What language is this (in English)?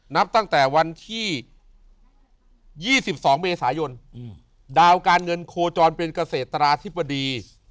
Thai